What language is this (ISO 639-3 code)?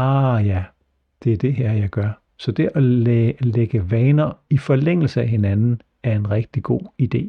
dan